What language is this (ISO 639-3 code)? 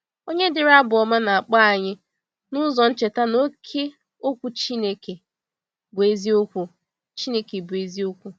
ibo